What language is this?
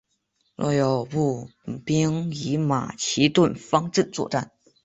Chinese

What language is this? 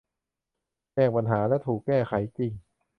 Thai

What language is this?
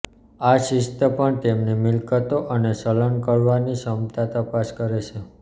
Gujarati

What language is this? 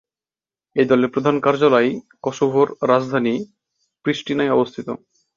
Bangla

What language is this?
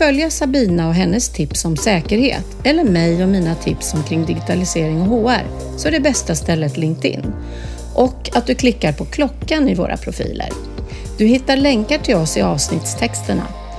Swedish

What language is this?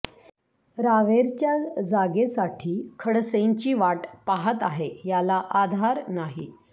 Marathi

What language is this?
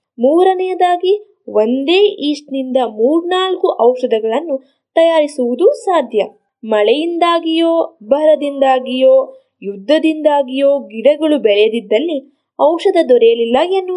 Kannada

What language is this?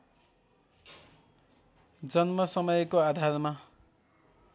Nepali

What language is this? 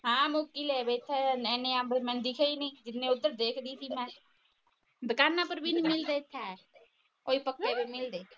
Punjabi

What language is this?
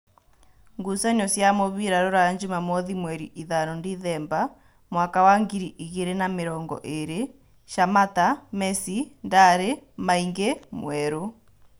Kikuyu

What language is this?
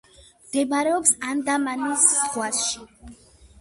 Georgian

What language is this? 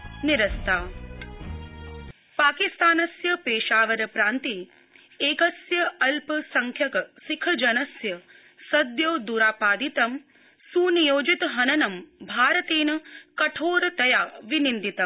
Sanskrit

